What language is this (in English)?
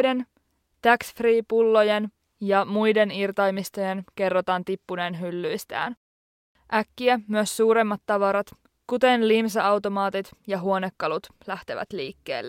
Finnish